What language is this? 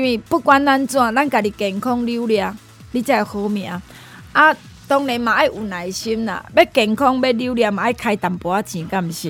Chinese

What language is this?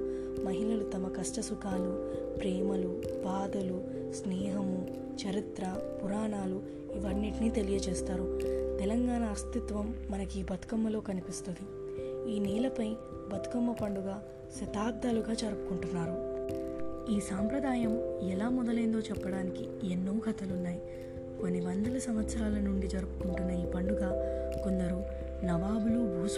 Telugu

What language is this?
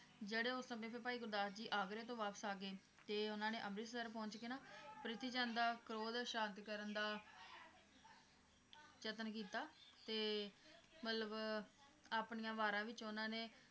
Punjabi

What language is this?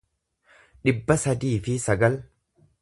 Oromo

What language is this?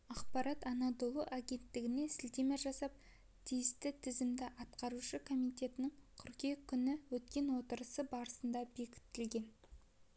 Kazakh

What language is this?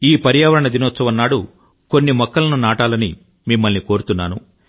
Telugu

